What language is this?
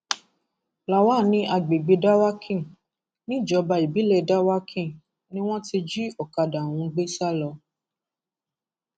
Yoruba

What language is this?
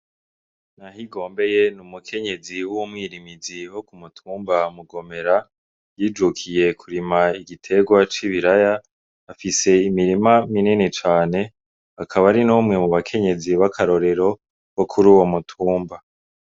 Rundi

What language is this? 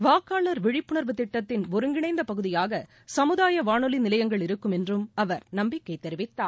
Tamil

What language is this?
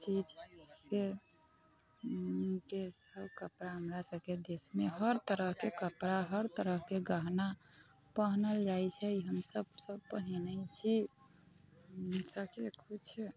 Maithili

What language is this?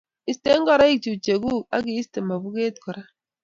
Kalenjin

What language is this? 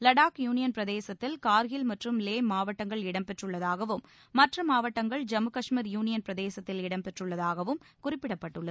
Tamil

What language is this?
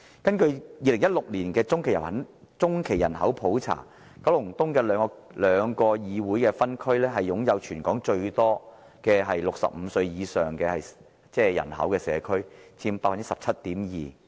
Cantonese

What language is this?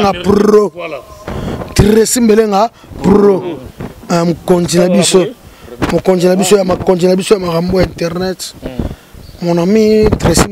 French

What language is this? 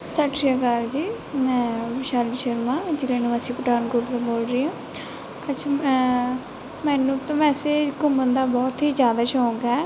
Punjabi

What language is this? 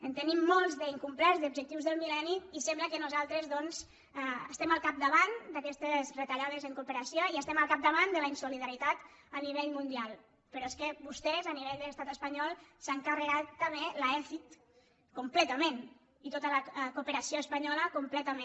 Catalan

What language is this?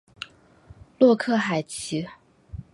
Chinese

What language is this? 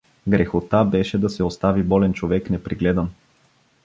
Bulgarian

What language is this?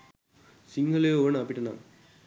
Sinhala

